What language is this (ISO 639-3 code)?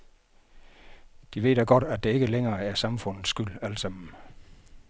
dan